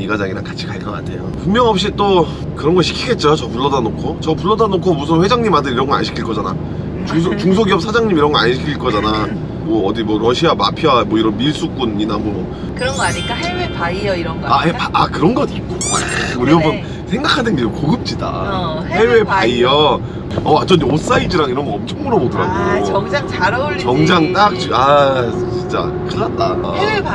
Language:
Korean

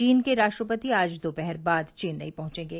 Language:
Hindi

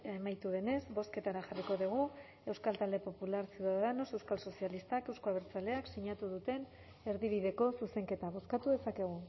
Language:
Basque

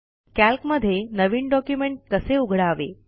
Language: Marathi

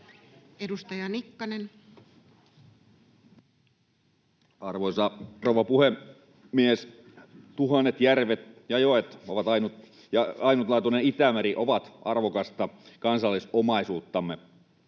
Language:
Finnish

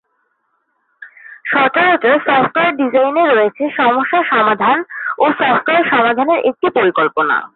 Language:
Bangla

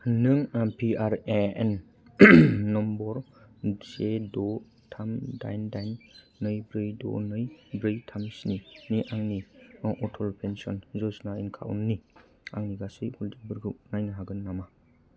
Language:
Bodo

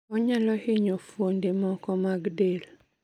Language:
Luo (Kenya and Tanzania)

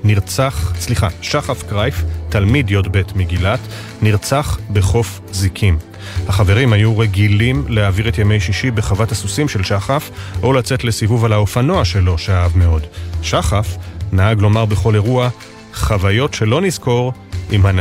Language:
Hebrew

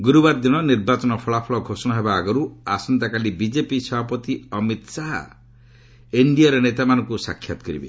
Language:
Odia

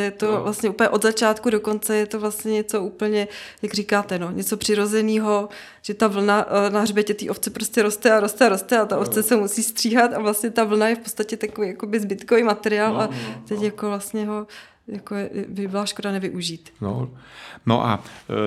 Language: Czech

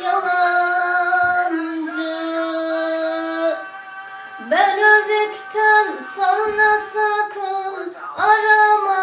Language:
Turkish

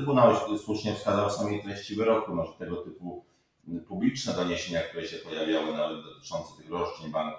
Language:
Polish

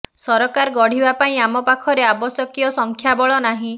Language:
Odia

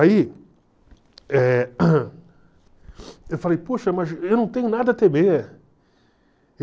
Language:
Portuguese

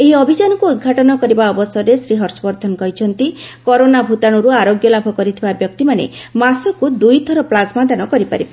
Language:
Odia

